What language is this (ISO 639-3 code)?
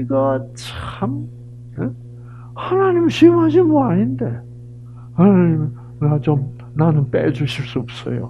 kor